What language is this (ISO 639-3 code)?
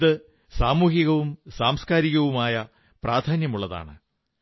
mal